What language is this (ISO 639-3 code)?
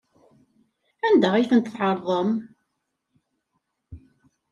kab